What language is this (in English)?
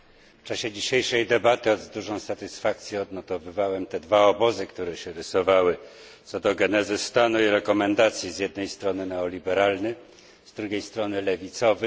Polish